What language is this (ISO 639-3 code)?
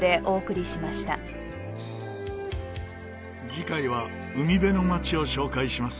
jpn